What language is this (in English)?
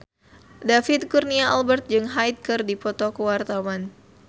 Sundanese